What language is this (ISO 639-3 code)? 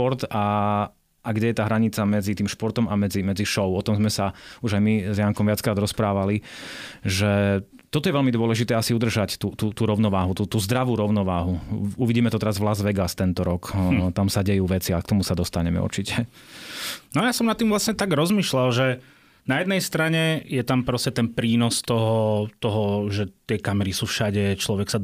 slk